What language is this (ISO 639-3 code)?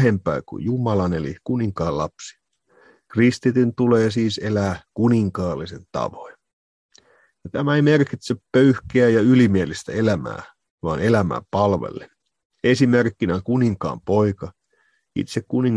fin